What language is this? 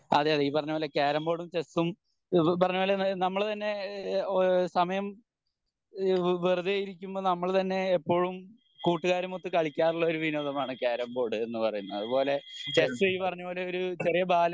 Malayalam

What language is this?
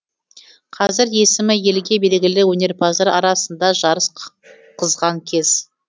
Kazakh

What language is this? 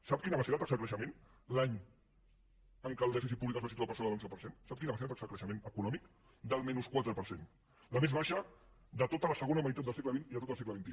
Catalan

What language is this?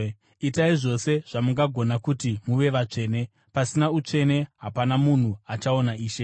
Shona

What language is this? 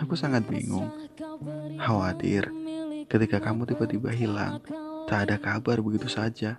Indonesian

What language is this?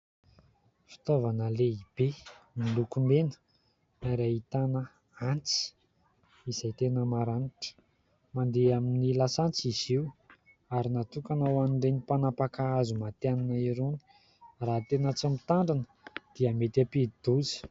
Malagasy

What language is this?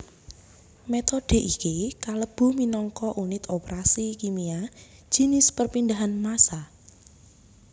Javanese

